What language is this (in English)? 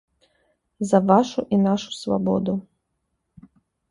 Belarusian